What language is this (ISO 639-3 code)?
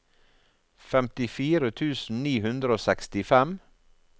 nor